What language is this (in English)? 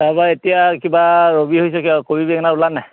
Assamese